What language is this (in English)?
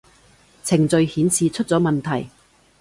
Cantonese